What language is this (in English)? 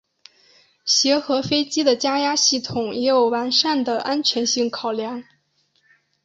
Chinese